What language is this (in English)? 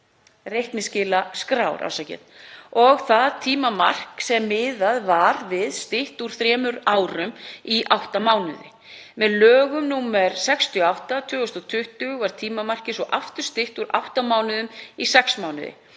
Icelandic